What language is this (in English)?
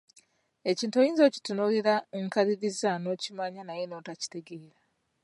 Ganda